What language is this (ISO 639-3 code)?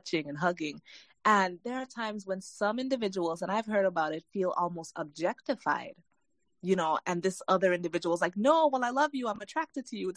eng